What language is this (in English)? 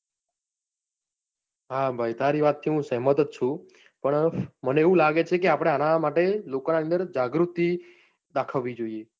Gujarati